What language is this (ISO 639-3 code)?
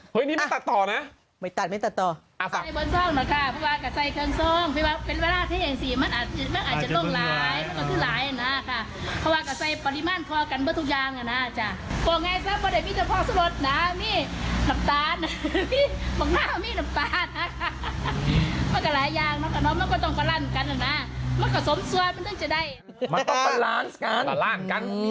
tha